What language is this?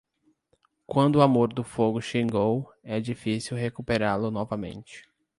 Portuguese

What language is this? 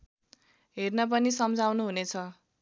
Nepali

